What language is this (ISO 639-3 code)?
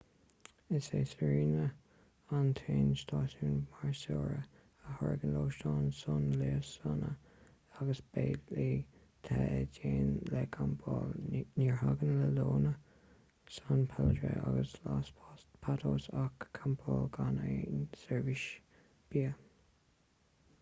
gle